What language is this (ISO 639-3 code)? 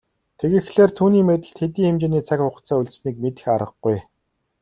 mon